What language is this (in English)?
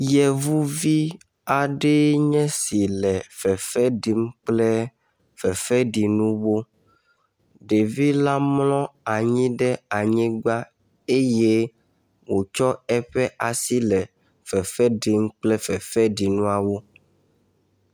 Ewe